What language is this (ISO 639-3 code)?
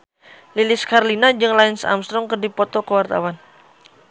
sun